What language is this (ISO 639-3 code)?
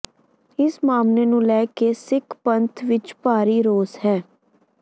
pan